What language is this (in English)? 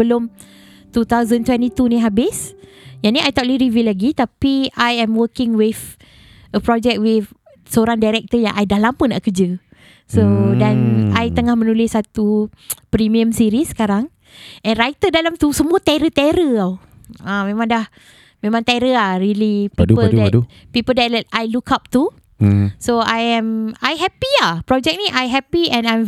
Malay